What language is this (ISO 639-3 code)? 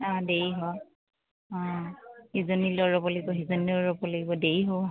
asm